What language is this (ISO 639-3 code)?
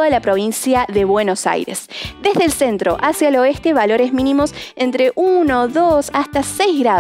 spa